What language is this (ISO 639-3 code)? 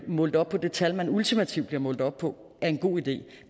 dan